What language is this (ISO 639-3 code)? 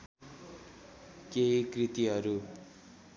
nep